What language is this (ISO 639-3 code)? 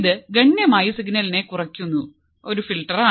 mal